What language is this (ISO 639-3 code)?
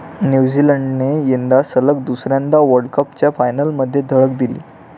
mar